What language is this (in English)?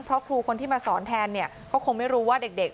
Thai